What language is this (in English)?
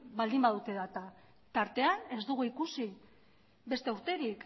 Basque